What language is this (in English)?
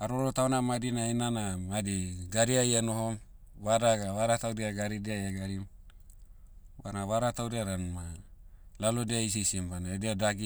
Motu